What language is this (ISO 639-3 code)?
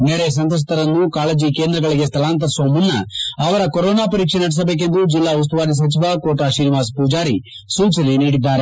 kan